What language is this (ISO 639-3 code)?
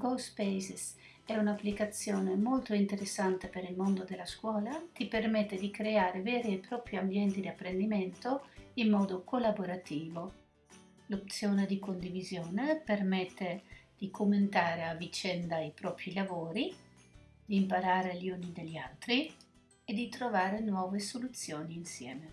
ita